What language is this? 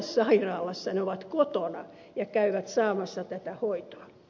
Finnish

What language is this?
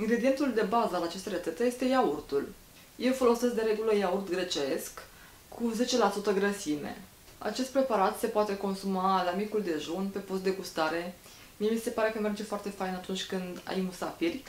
Romanian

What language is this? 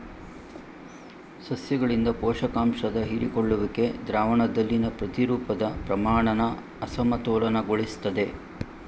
Kannada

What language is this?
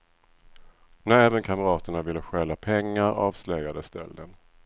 Swedish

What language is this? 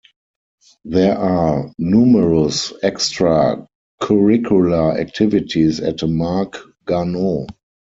English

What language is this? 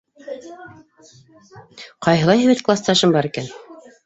Bashkir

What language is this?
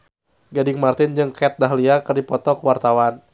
Sundanese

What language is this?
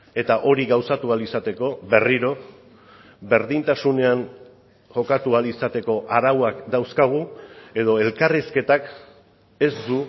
Basque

